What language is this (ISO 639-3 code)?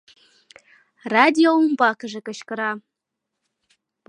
chm